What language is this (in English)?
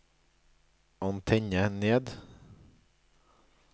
Norwegian